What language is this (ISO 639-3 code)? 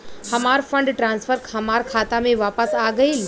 bho